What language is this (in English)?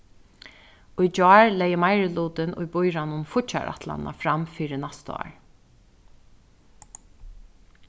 Faroese